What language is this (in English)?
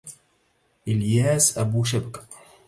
Arabic